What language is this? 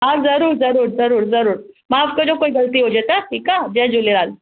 Sindhi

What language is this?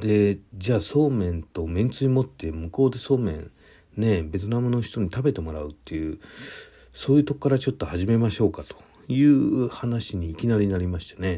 Japanese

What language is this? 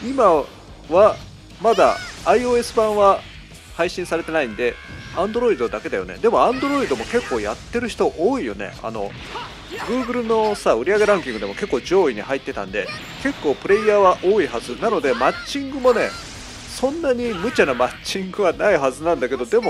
Japanese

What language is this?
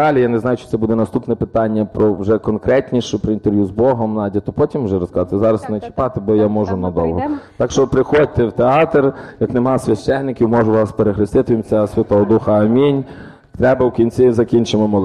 Ukrainian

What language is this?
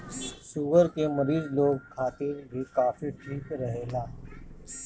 Bhojpuri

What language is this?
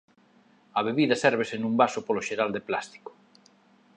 Galician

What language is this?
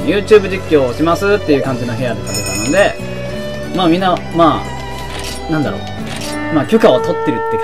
Japanese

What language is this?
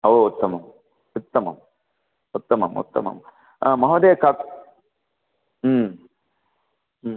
Sanskrit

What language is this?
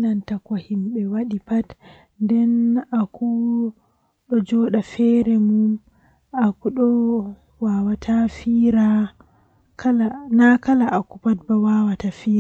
Western Niger Fulfulde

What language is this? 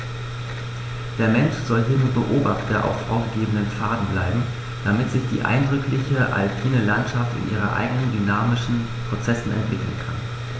German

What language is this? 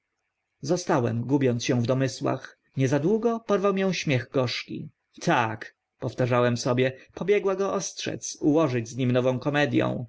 Polish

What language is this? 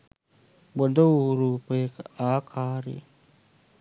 Sinhala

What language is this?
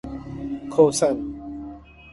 Persian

